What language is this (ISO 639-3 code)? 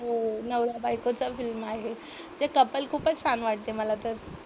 mar